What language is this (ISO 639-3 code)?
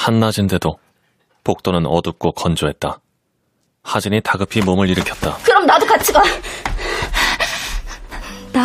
kor